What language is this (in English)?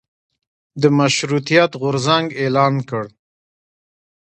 Pashto